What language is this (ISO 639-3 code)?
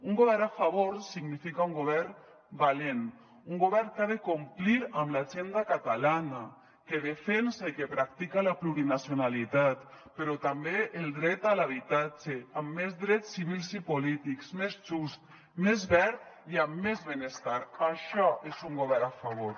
cat